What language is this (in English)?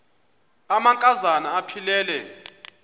Xhosa